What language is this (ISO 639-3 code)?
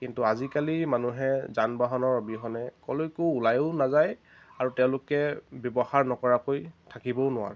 asm